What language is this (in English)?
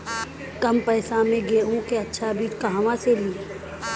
Bhojpuri